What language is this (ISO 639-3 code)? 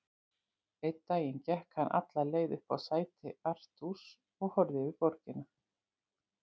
isl